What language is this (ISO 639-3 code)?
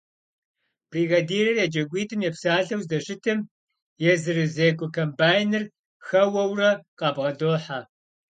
kbd